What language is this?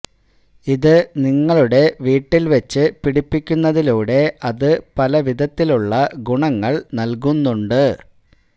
Malayalam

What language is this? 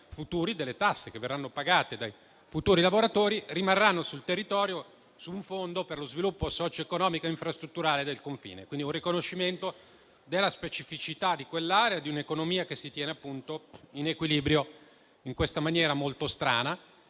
Italian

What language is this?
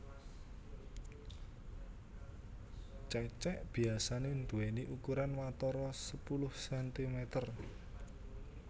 Javanese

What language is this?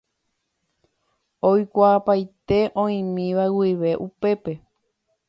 Guarani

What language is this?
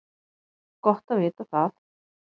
Icelandic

